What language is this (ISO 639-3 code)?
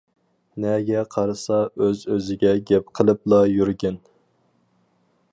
uig